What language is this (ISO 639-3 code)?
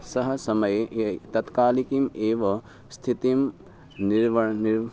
san